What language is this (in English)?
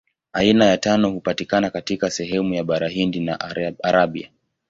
Swahili